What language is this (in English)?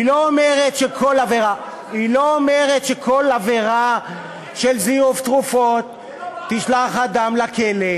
Hebrew